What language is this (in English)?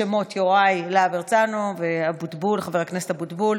Hebrew